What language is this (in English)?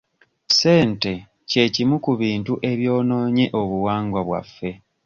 Ganda